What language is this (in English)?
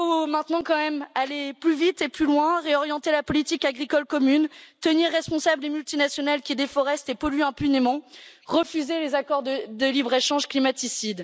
French